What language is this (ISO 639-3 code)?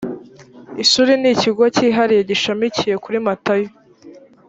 kin